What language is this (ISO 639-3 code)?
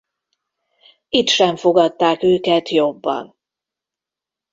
hun